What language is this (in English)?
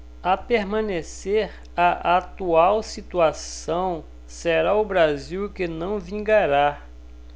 Portuguese